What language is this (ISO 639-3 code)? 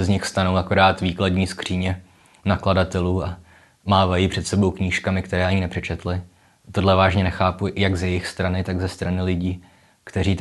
ces